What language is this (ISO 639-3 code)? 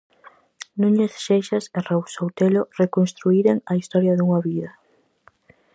glg